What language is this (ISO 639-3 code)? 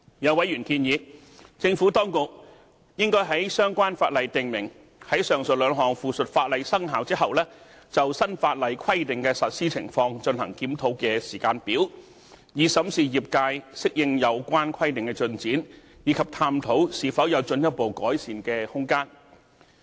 yue